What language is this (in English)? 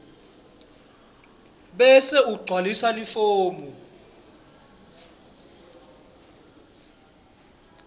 Swati